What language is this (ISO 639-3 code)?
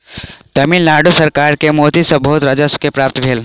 mai